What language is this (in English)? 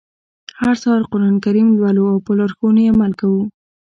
Pashto